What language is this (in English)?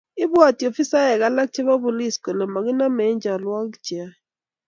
Kalenjin